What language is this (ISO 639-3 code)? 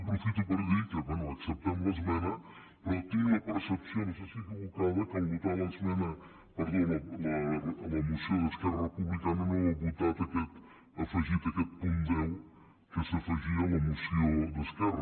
cat